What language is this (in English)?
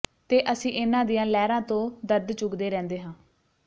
Punjabi